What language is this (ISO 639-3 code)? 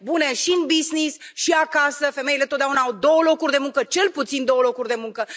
ron